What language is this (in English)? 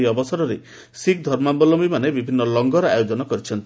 Odia